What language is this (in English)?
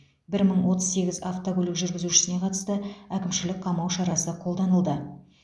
Kazakh